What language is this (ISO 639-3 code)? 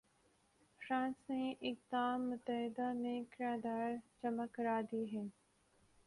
urd